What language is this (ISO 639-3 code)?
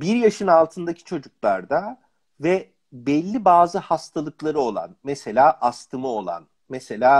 tur